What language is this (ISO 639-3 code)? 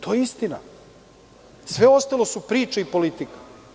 srp